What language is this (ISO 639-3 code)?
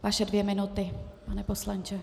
ces